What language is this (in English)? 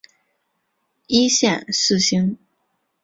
Chinese